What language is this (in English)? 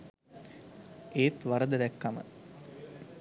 Sinhala